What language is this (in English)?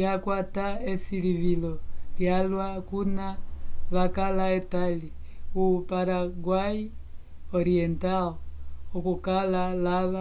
Umbundu